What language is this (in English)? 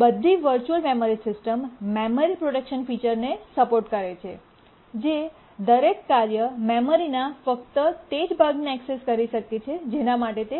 Gujarati